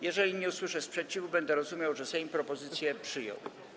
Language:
Polish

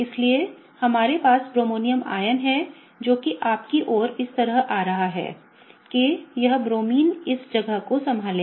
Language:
Hindi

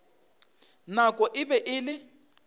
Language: Northern Sotho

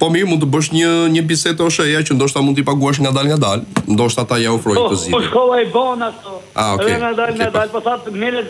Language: Romanian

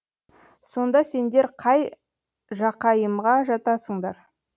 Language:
Kazakh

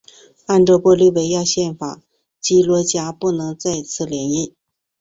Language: Chinese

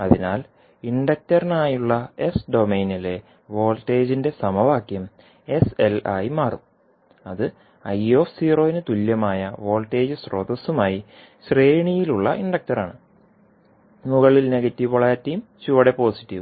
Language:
Malayalam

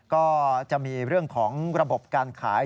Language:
Thai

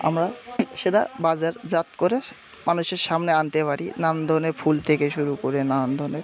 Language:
Bangla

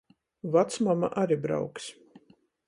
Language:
Latgalian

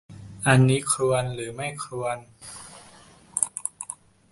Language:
Thai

